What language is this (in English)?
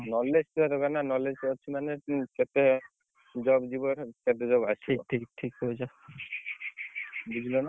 Odia